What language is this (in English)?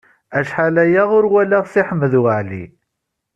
Kabyle